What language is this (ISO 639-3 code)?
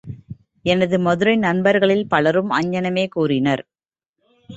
tam